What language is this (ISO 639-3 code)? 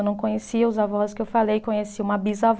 por